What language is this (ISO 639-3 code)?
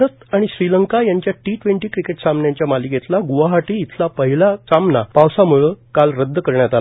mar